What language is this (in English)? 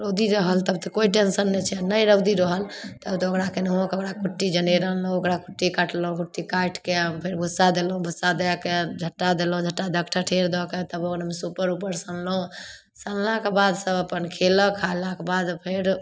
Maithili